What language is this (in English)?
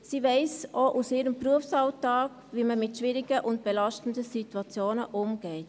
Swiss German